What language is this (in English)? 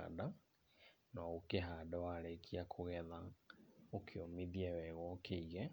Kikuyu